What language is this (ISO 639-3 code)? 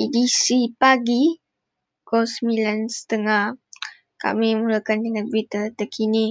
msa